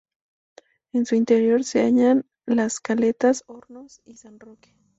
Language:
Spanish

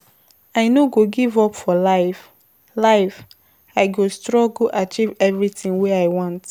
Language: Nigerian Pidgin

